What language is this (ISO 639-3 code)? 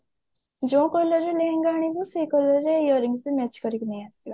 ori